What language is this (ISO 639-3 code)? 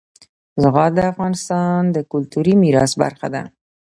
pus